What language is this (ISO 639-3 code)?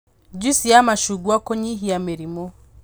kik